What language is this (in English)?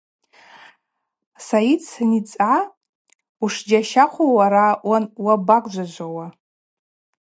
Abaza